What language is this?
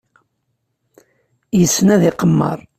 Kabyle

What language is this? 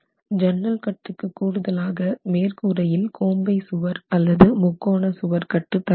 Tamil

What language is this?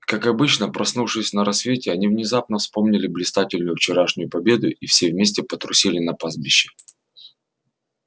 Russian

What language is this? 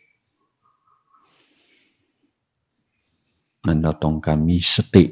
Thai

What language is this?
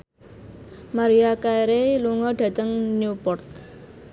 Javanese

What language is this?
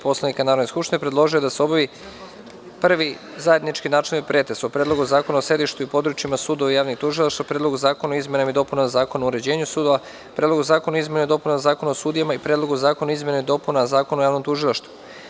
Serbian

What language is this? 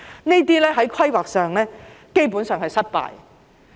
Cantonese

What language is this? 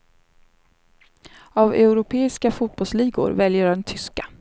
Swedish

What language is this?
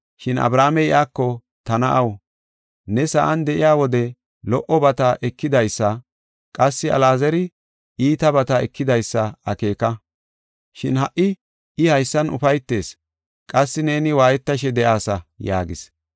Gofa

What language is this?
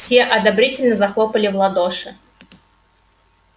Russian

